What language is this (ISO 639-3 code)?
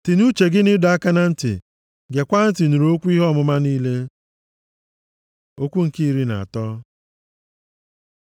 ibo